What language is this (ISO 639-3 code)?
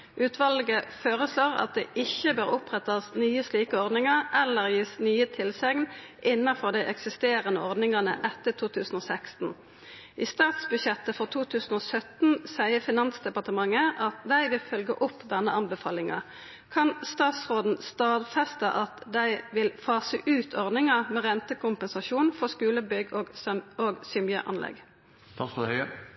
nno